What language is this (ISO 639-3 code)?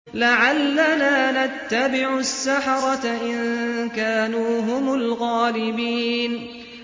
ara